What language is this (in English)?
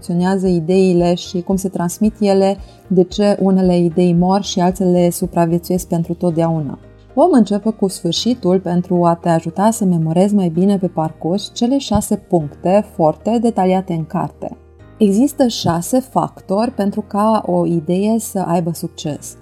Romanian